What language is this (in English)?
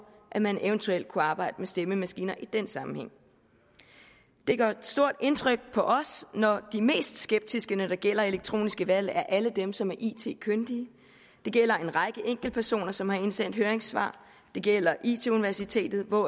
Danish